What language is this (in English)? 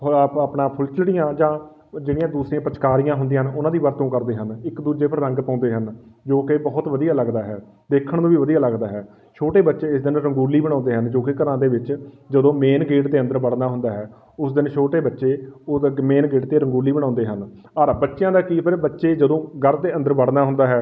Punjabi